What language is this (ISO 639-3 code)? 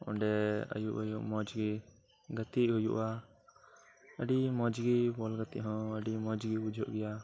sat